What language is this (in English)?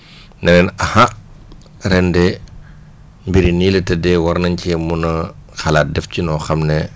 Wolof